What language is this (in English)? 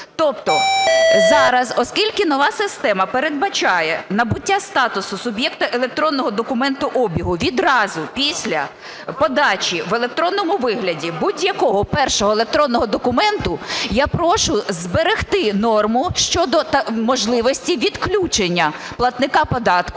Ukrainian